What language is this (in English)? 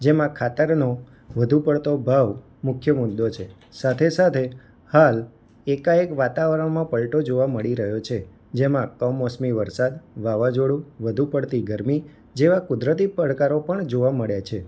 Gujarati